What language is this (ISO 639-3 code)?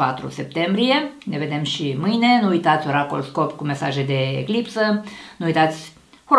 ron